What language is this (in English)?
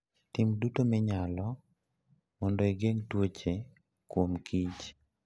Luo (Kenya and Tanzania)